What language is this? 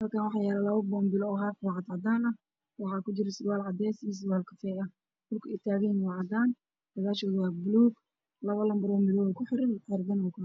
Somali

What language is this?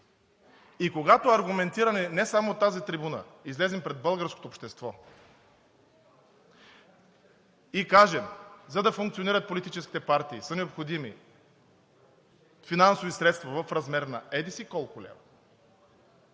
Bulgarian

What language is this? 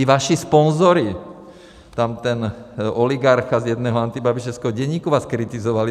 Czech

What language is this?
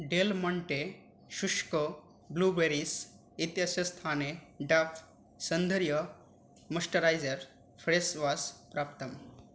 Sanskrit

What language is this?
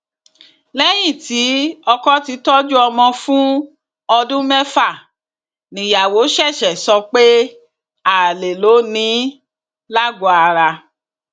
Yoruba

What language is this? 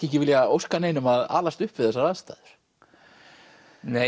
Icelandic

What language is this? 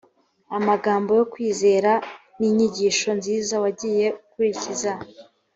Kinyarwanda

